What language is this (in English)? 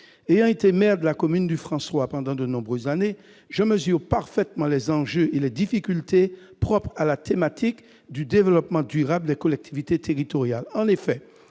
French